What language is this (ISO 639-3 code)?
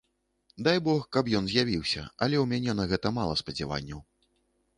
bel